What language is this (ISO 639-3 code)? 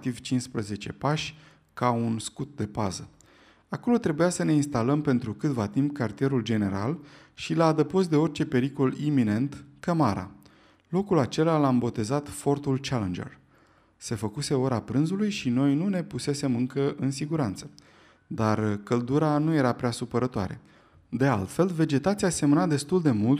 ron